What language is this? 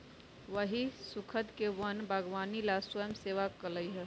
Magahi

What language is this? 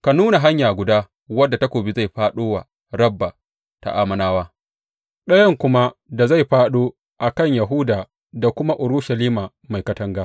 Hausa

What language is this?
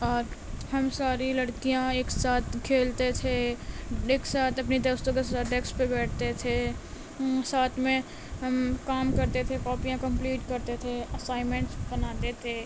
Urdu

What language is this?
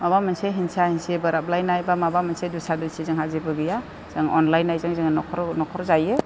Bodo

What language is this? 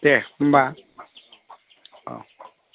Bodo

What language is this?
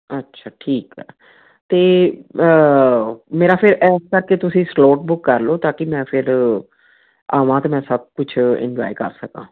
Punjabi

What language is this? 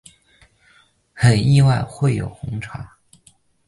Chinese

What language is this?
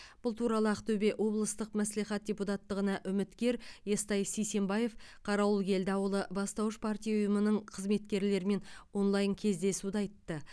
Kazakh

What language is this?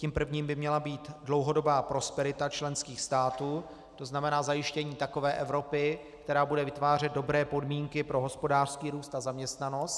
Czech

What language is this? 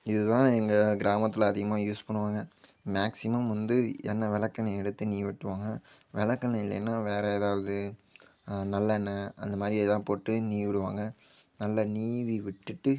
Tamil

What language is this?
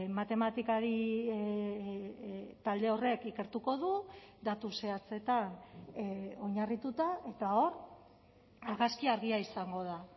Basque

